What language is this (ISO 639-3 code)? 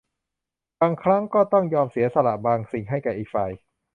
tha